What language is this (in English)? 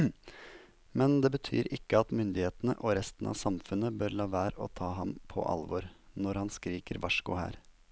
Norwegian